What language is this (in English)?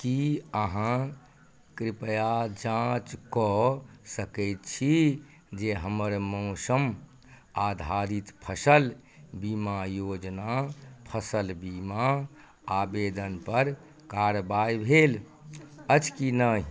Maithili